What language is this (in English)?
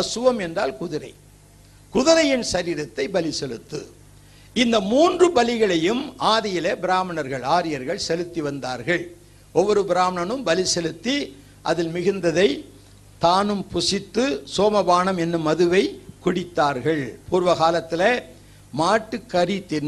Tamil